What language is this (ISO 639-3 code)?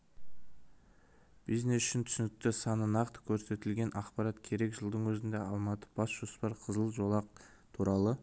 kaz